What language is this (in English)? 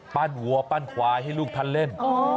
Thai